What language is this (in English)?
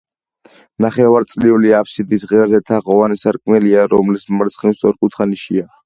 Georgian